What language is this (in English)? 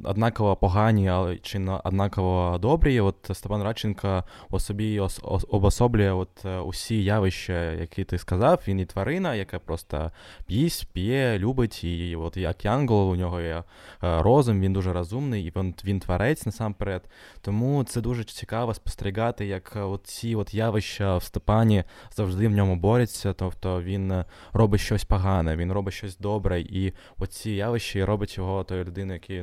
Ukrainian